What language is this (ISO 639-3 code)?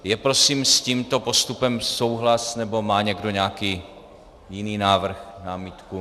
ces